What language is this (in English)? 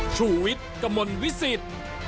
Thai